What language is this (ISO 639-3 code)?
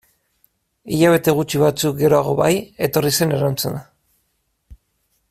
eus